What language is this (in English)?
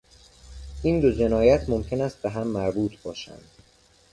Persian